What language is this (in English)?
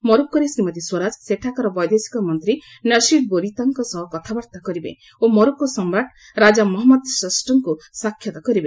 Odia